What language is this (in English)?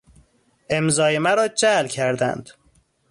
Persian